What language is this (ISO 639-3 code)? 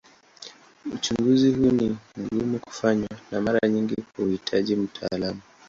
swa